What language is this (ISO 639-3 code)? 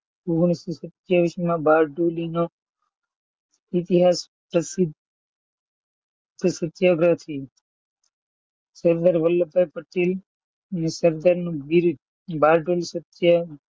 guj